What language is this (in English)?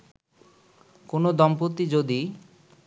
Bangla